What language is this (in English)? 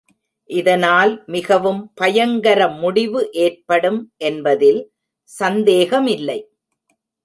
Tamil